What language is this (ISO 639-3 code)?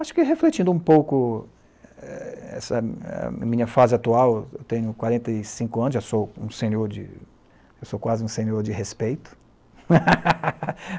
por